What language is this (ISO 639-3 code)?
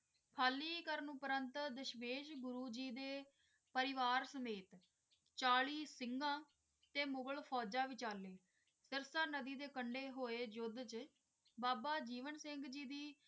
pan